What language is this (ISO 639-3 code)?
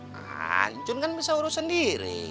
ind